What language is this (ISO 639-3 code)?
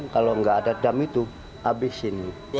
ind